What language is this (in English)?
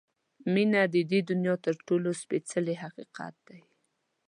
Pashto